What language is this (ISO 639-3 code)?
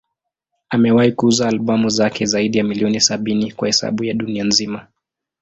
swa